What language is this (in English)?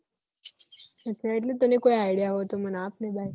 Gujarati